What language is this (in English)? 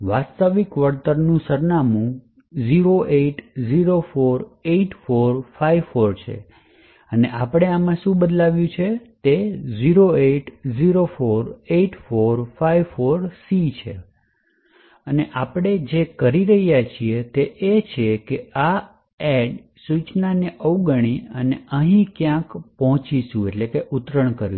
Gujarati